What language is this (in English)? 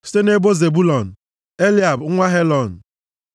Igbo